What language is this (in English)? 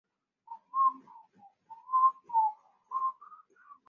Chinese